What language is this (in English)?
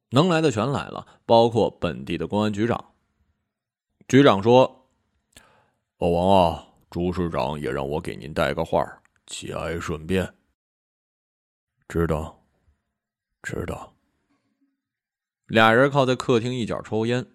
Chinese